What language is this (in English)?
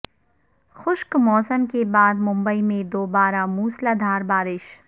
Urdu